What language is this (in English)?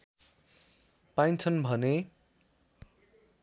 Nepali